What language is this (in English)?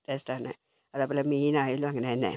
Malayalam